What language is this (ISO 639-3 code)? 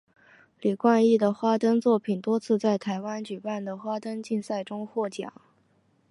zho